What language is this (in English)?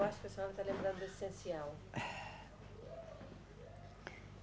Portuguese